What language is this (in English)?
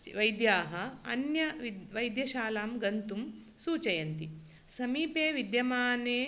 Sanskrit